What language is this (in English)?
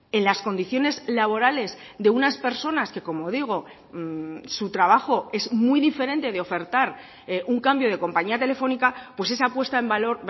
Spanish